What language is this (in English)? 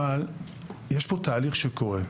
Hebrew